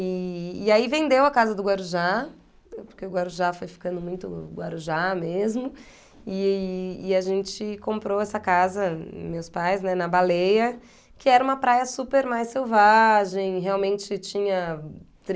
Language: Portuguese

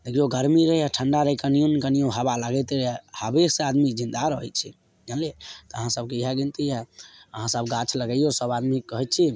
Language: Maithili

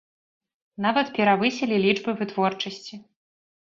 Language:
Belarusian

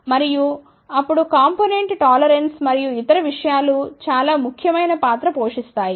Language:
Telugu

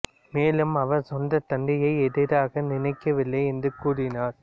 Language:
Tamil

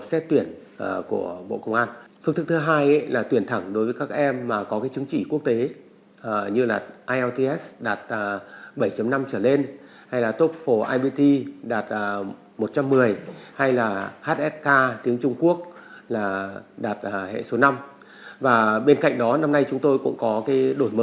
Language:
Vietnamese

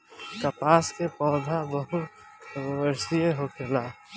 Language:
Bhojpuri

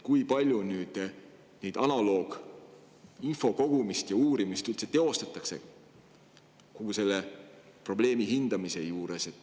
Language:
Estonian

